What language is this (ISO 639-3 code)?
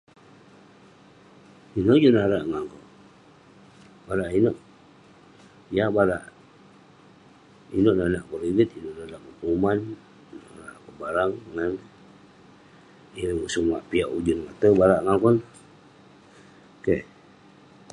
pne